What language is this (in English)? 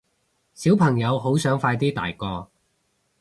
Cantonese